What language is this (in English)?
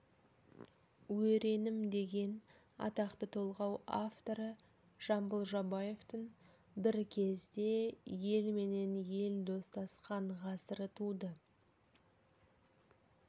Kazakh